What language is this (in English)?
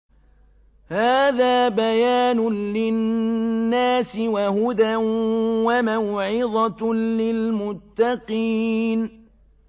Arabic